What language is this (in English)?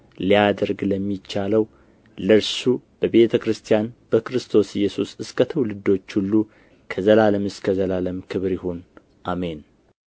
Amharic